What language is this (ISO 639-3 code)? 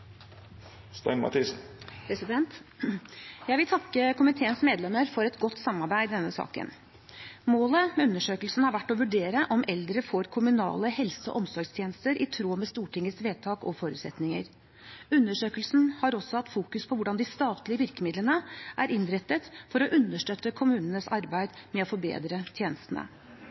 nor